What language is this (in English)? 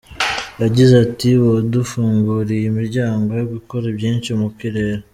Kinyarwanda